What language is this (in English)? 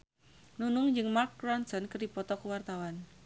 Sundanese